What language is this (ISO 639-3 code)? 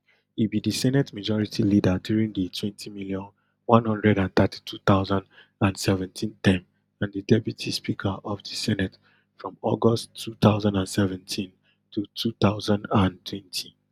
pcm